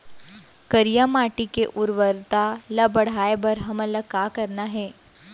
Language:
Chhattisgarhi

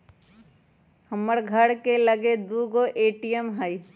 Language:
Magahi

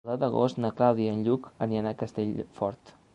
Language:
Catalan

